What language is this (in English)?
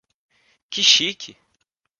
Portuguese